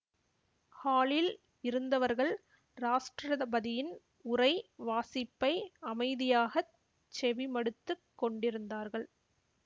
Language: Tamil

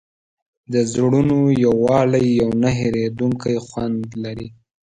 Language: Pashto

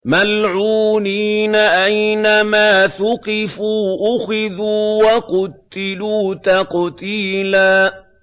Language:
Arabic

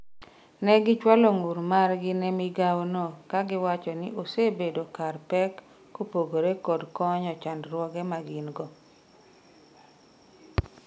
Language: Luo (Kenya and Tanzania)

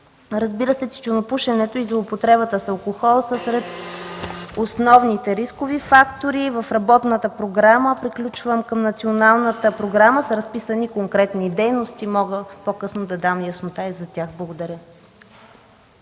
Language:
Bulgarian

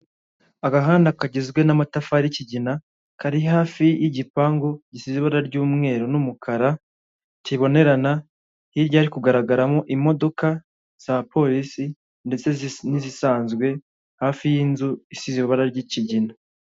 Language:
Kinyarwanda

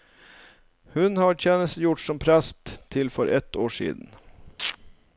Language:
Norwegian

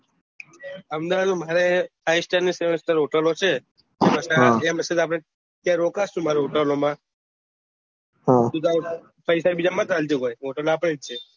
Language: Gujarati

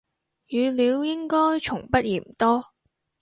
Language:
Cantonese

